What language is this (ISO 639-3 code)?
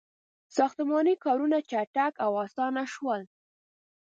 pus